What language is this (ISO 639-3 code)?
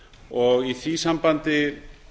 isl